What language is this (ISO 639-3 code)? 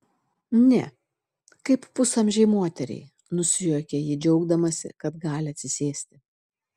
lit